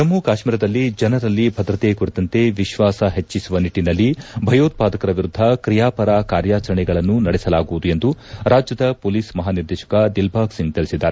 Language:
Kannada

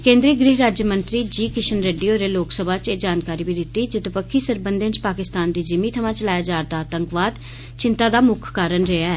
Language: Dogri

